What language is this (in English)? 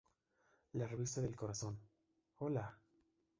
Spanish